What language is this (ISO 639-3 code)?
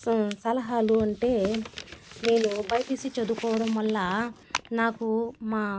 tel